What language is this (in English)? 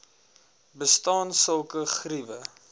Afrikaans